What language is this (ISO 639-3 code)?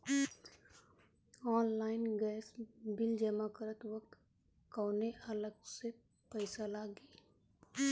bho